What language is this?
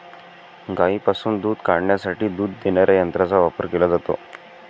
Marathi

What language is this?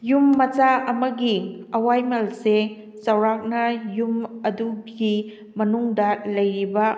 Manipuri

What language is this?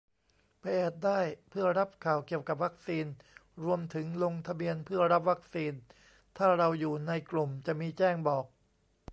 Thai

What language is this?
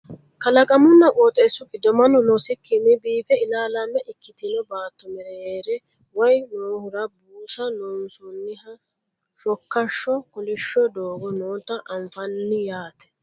Sidamo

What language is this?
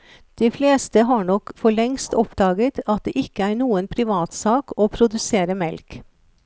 Norwegian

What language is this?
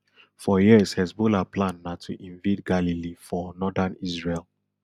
Nigerian Pidgin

